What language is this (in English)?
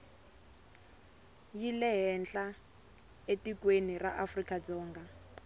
Tsonga